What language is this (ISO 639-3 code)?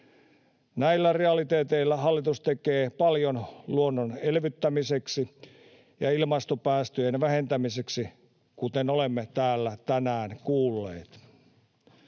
fin